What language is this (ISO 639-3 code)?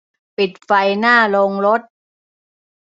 tha